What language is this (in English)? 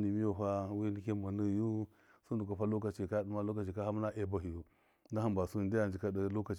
Miya